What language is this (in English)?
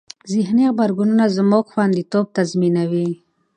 Pashto